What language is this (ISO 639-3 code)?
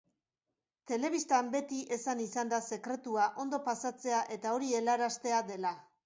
eus